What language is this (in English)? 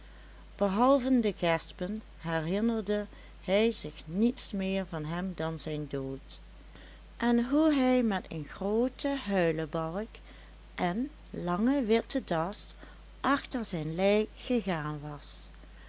Dutch